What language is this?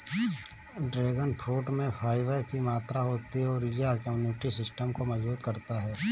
Hindi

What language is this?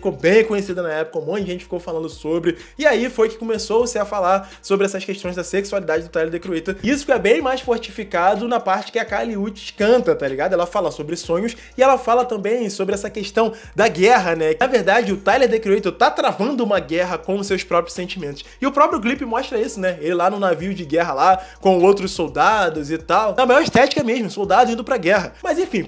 Portuguese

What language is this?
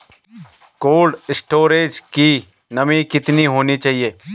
Hindi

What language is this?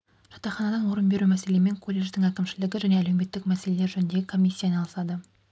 Kazakh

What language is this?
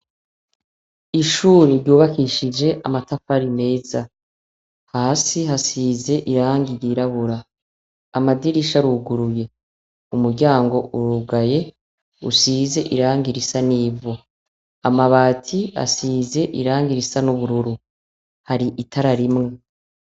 Rundi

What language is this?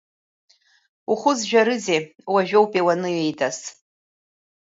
Abkhazian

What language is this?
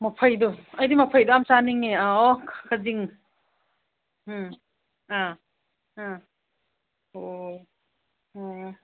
Manipuri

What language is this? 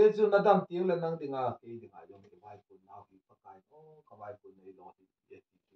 Filipino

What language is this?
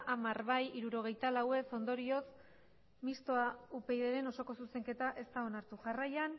Basque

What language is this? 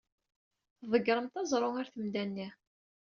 Kabyle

